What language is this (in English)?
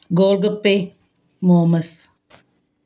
Punjabi